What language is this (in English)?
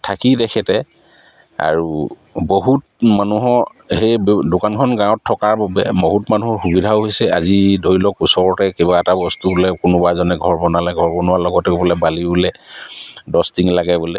Assamese